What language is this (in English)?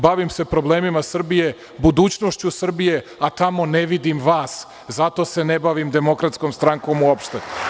Serbian